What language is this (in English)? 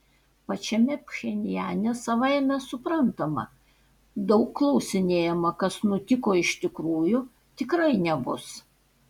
Lithuanian